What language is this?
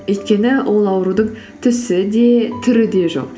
Kazakh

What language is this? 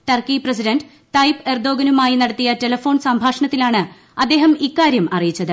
Malayalam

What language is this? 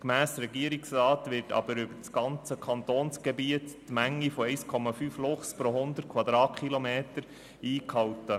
Swiss German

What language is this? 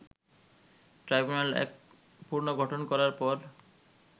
Bangla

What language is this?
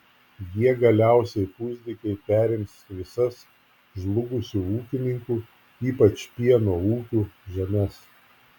Lithuanian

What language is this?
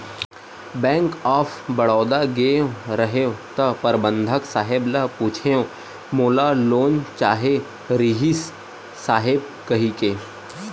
Chhattisgarhi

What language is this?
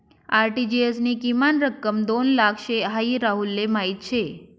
Marathi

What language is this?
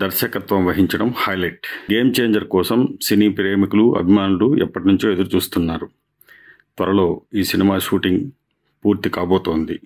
Telugu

